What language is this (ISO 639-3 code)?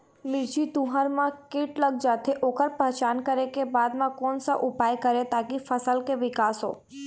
hne